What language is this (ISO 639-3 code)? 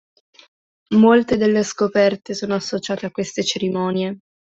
ita